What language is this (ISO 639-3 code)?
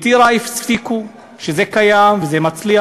heb